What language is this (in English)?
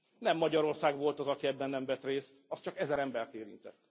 Hungarian